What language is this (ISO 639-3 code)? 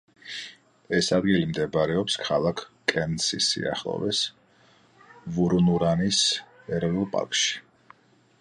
kat